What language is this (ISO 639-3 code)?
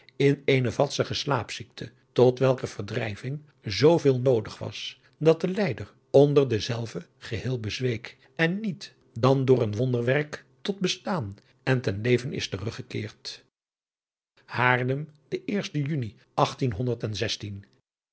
nld